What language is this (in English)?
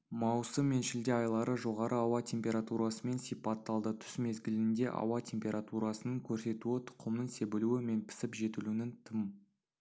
Kazakh